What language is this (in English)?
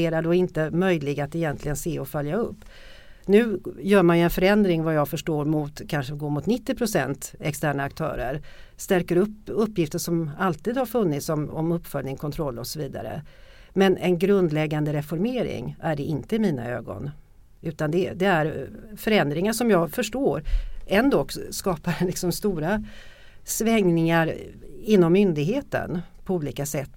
Swedish